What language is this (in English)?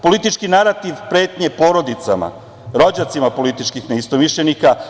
Serbian